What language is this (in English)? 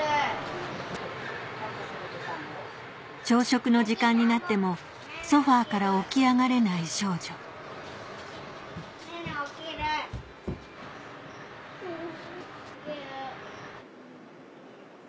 Japanese